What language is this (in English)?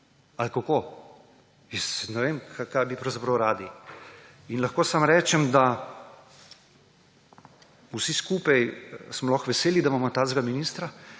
Slovenian